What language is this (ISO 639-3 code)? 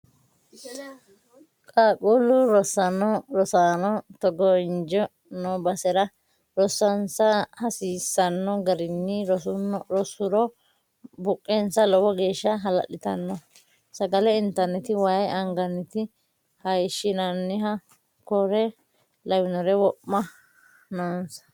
sid